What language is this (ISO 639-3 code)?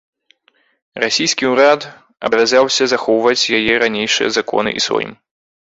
bel